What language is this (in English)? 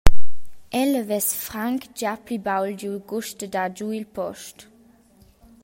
Romansh